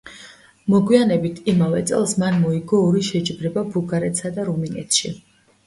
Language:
Georgian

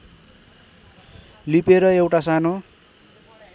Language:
Nepali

